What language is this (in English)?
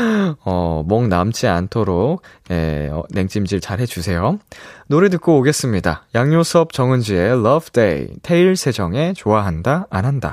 Korean